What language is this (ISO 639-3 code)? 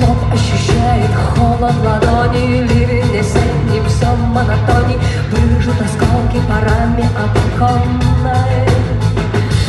rus